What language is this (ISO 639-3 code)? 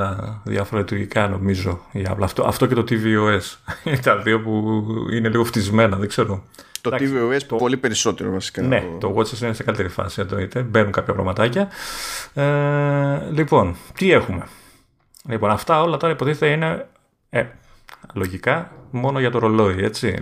ell